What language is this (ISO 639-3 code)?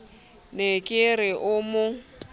sot